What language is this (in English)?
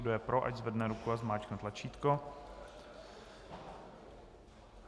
Czech